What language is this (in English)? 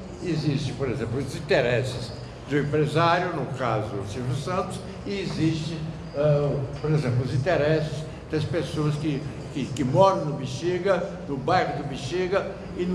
Portuguese